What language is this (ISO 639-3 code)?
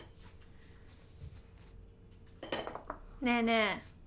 jpn